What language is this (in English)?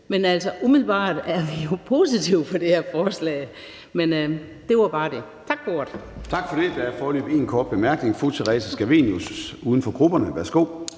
Danish